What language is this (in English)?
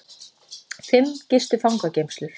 Icelandic